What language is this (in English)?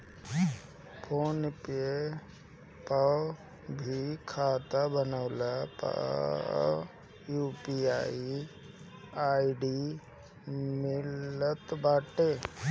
Bhojpuri